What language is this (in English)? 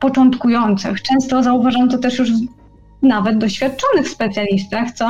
Polish